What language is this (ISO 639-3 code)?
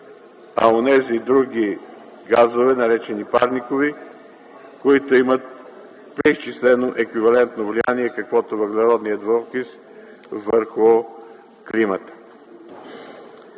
bul